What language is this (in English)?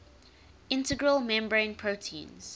English